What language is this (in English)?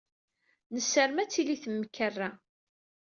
Kabyle